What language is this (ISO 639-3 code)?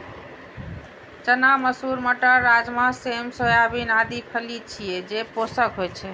mai